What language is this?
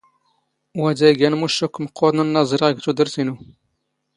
Standard Moroccan Tamazight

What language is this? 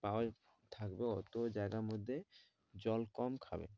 Bangla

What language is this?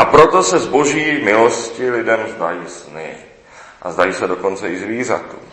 Czech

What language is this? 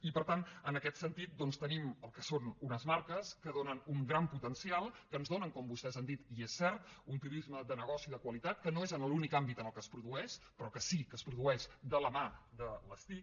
Catalan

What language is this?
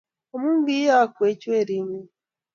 Kalenjin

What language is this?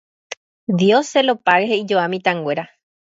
Guarani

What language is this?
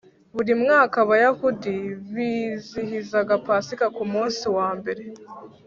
Kinyarwanda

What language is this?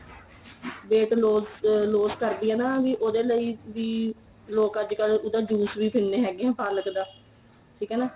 Punjabi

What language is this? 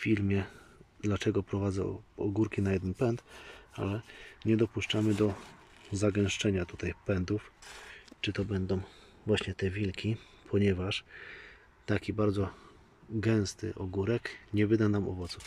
Polish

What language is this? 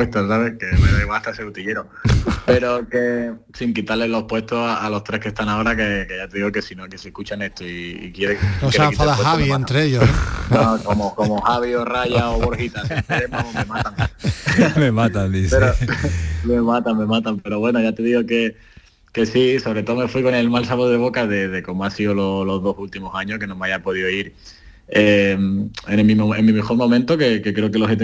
Spanish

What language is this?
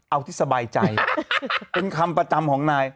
Thai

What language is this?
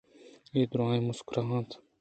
Eastern Balochi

